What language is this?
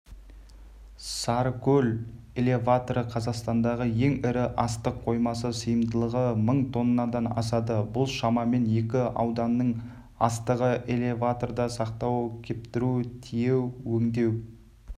Kazakh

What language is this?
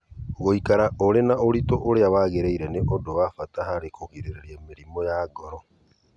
Kikuyu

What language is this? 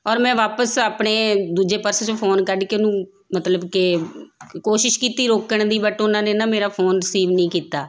Punjabi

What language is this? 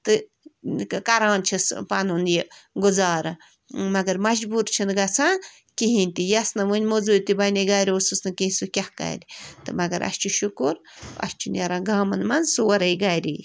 Kashmiri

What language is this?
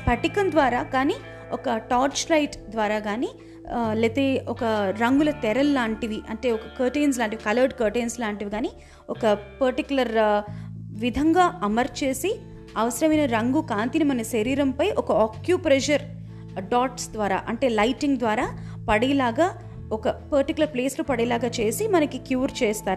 Telugu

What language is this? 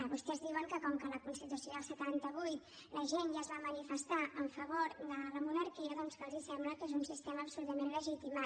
Catalan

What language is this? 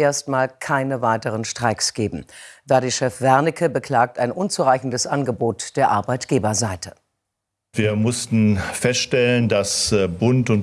German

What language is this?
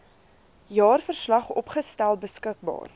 Afrikaans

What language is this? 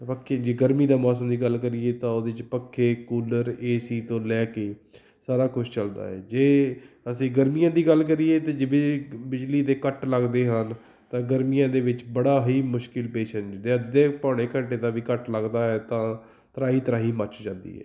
Punjabi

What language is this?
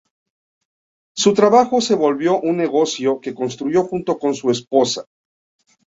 Spanish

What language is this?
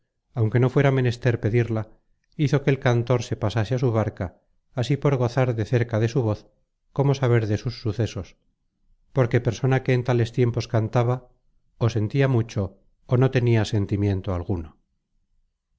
Spanish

